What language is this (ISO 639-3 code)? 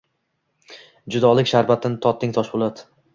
uzb